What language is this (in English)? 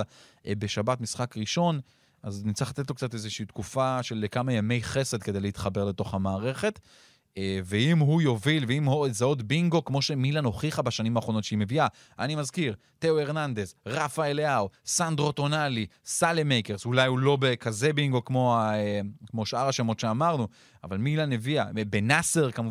Hebrew